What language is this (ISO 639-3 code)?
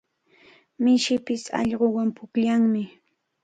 qvl